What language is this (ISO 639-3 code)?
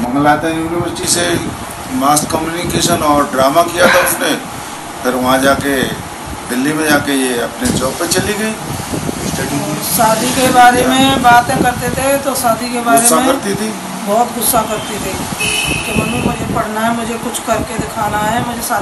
hin